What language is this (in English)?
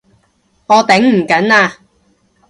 Cantonese